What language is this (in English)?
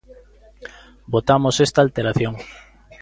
Galician